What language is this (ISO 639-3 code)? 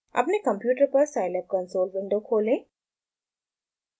hin